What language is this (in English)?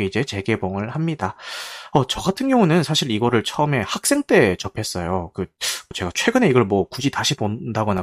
Korean